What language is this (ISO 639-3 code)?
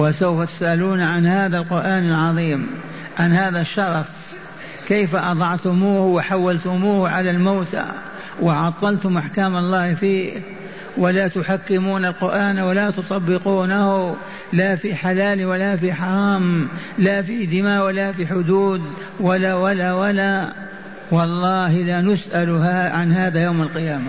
ara